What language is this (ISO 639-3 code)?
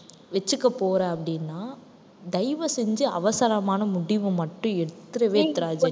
tam